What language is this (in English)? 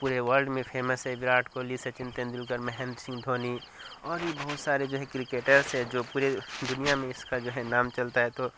Urdu